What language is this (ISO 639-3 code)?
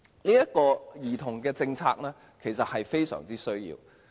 yue